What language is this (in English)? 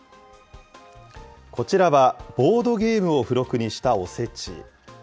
Japanese